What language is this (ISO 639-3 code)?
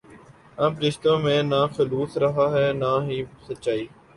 urd